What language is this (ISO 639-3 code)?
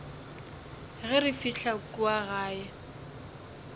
nso